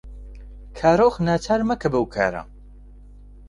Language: Central Kurdish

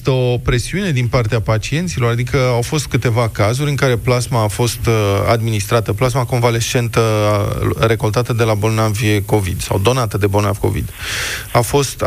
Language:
Romanian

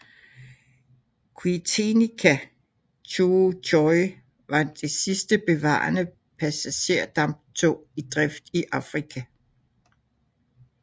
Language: Danish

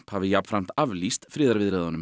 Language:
Icelandic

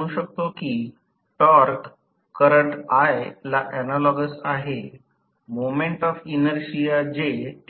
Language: Marathi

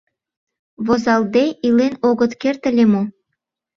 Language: Mari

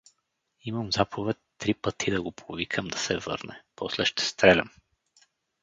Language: Bulgarian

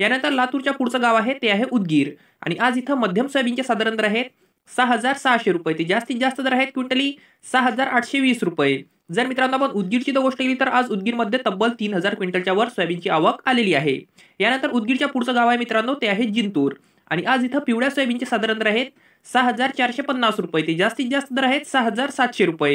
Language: Romanian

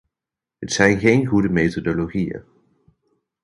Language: Dutch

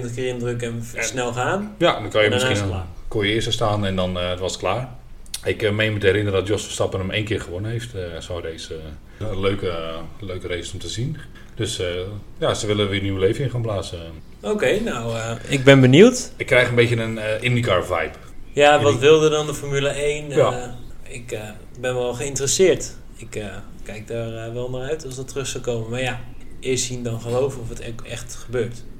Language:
Dutch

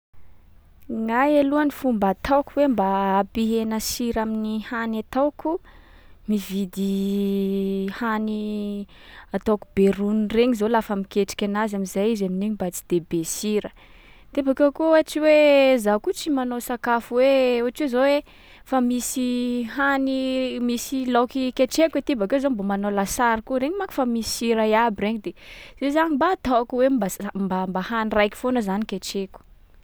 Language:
Sakalava Malagasy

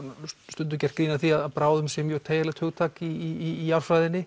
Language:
Icelandic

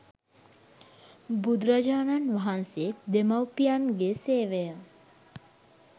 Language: Sinhala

